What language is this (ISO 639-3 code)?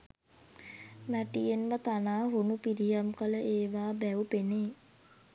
sin